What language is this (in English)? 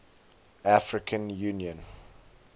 English